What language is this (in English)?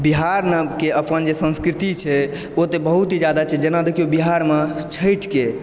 Maithili